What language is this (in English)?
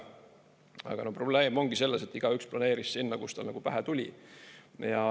Estonian